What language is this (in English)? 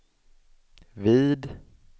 Swedish